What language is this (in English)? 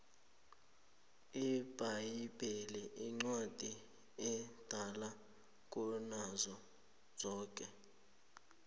South Ndebele